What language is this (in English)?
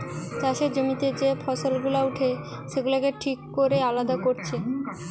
Bangla